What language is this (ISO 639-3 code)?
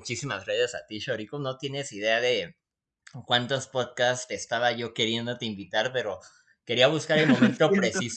spa